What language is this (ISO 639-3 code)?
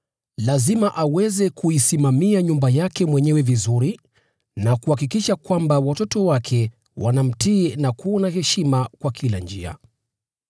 swa